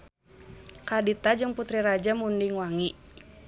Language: Sundanese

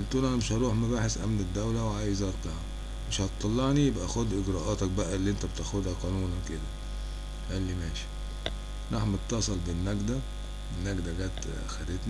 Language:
Arabic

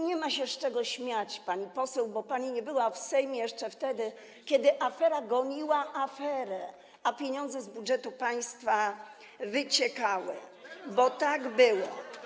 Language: Polish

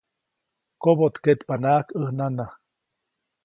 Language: Copainalá Zoque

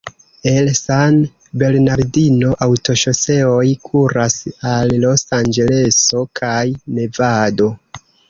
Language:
Esperanto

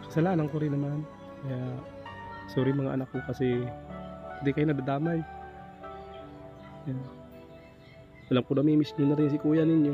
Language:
Filipino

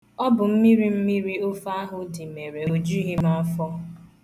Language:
Igbo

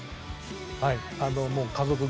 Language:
Japanese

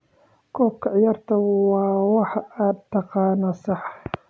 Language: Somali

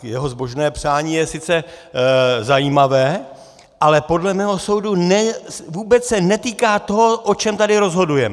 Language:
Czech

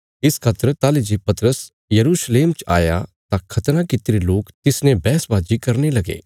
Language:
Bilaspuri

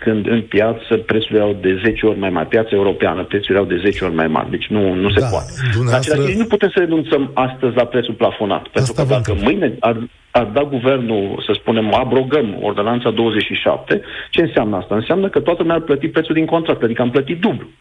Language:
Romanian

